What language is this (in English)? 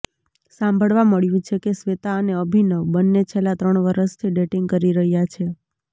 Gujarati